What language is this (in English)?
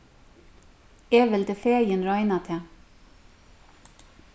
Faroese